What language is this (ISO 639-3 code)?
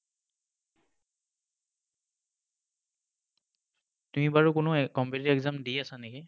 asm